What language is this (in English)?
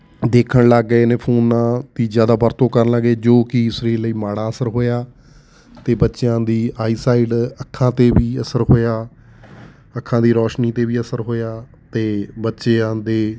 Punjabi